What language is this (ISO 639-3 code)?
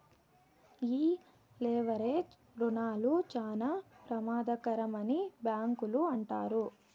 tel